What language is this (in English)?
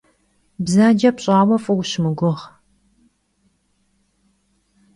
Kabardian